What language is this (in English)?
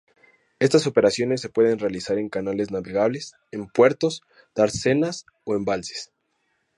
Spanish